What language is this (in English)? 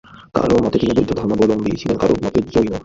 Bangla